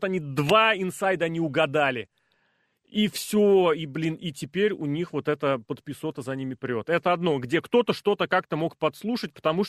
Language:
Russian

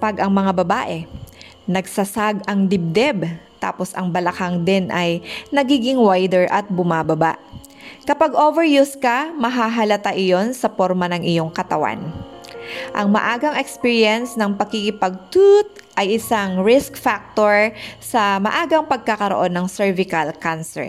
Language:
Filipino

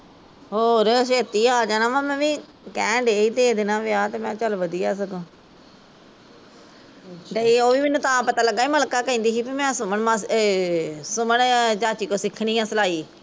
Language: Punjabi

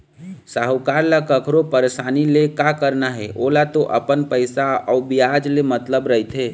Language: Chhattisgarhi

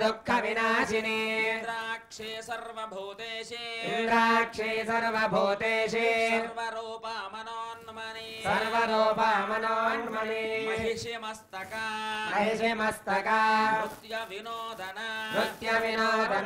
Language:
Indonesian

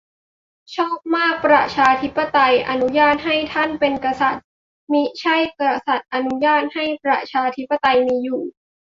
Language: Thai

